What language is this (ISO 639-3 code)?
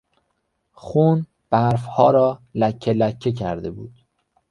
fas